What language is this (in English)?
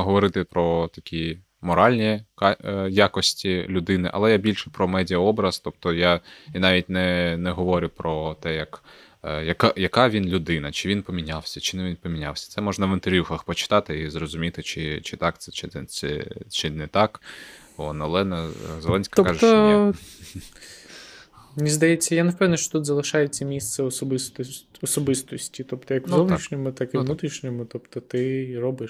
Ukrainian